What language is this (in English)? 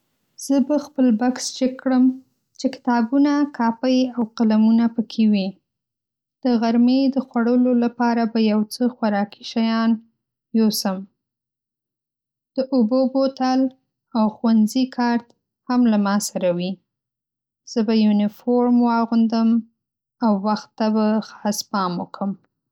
Pashto